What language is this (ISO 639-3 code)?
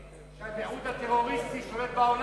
heb